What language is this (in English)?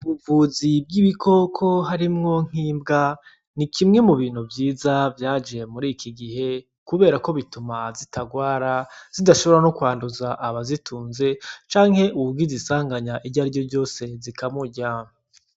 Rundi